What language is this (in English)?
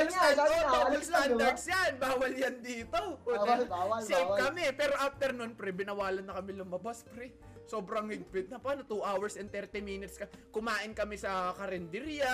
Filipino